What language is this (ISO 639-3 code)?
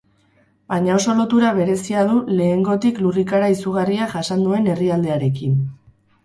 eus